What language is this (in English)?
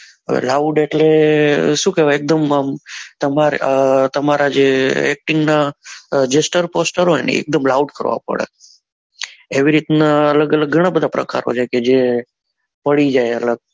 Gujarati